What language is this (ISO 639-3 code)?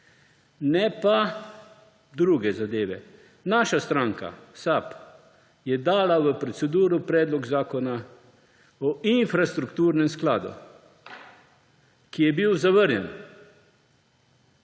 slv